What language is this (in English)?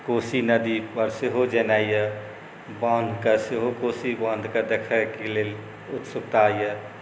Maithili